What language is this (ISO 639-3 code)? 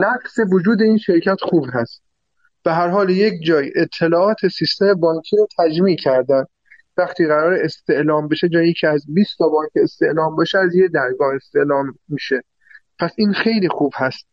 fas